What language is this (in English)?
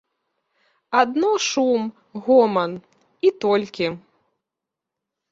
Belarusian